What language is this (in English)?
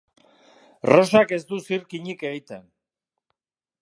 Basque